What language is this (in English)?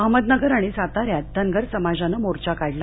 Marathi